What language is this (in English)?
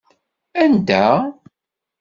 Kabyle